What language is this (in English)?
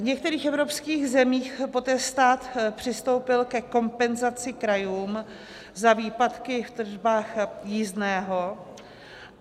Czech